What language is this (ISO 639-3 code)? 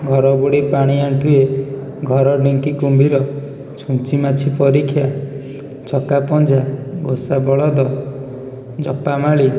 ori